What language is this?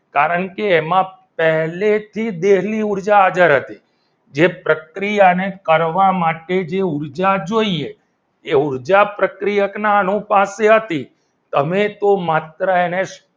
Gujarati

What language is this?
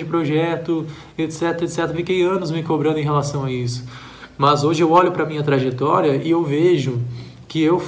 Portuguese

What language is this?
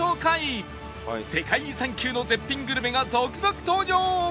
Japanese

